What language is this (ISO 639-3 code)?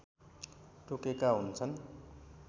nep